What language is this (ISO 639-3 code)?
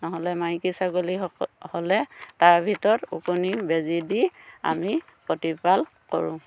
asm